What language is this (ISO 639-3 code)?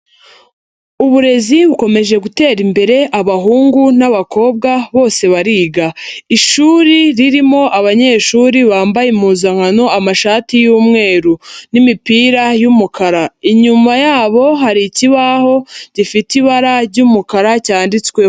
kin